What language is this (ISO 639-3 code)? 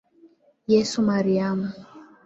swa